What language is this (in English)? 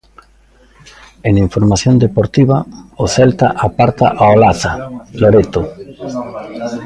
Galician